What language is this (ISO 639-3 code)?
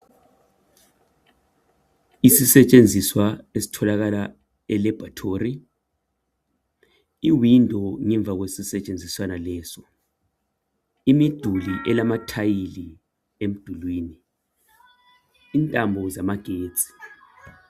nde